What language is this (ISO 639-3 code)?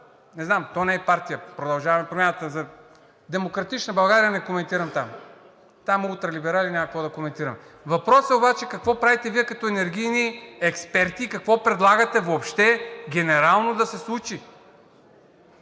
bul